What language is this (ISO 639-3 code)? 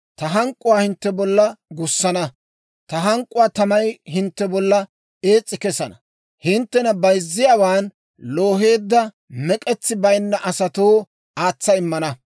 dwr